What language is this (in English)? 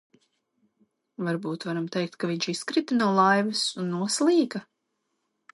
Latvian